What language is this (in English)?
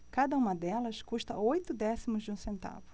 Portuguese